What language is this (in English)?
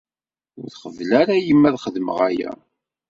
Kabyle